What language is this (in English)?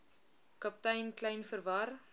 Afrikaans